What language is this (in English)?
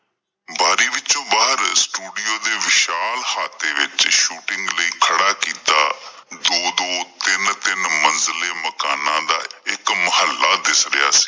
Punjabi